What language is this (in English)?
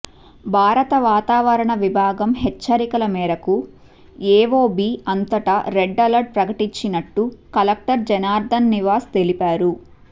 Telugu